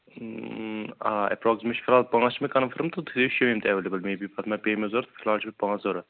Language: Kashmiri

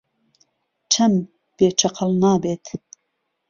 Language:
Central Kurdish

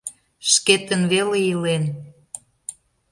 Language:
Mari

